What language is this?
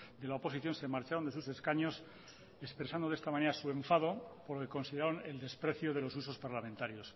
Spanish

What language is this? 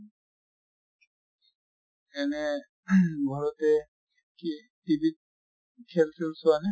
Assamese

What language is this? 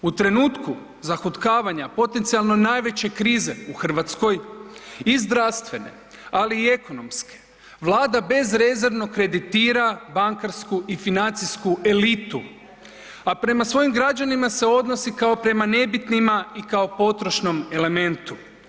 Croatian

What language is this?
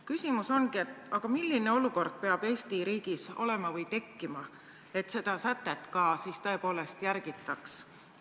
Estonian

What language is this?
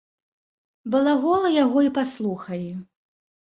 Belarusian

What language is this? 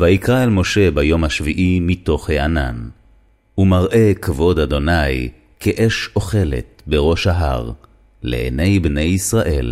Hebrew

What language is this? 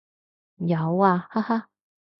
Cantonese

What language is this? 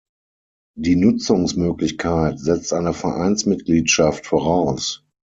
German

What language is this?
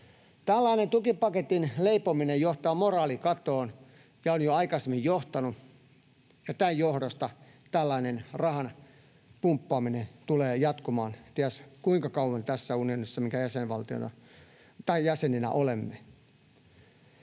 Finnish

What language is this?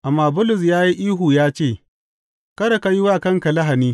Hausa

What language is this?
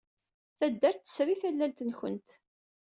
Kabyle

